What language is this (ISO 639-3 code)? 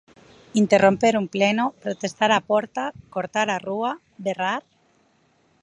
glg